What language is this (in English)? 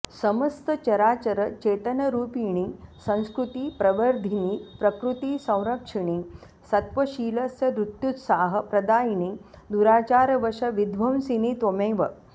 Sanskrit